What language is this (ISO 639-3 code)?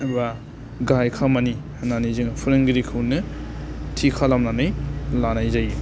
brx